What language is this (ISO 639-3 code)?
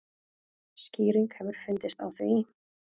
isl